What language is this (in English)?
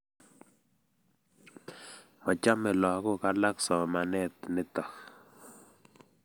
Kalenjin